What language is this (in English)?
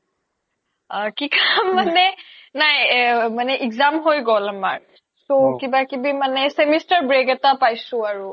Assamese